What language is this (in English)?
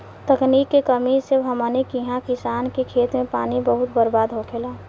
Bhojpuri